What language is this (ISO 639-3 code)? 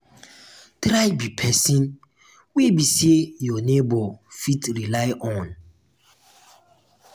pcm